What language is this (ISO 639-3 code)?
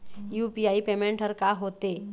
hne